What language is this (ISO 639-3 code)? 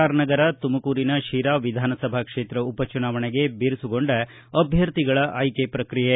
kan